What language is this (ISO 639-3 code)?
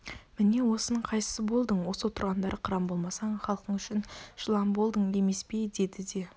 kaz